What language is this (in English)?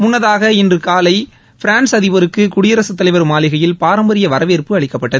Tamil